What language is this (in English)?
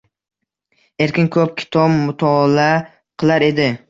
Uzbek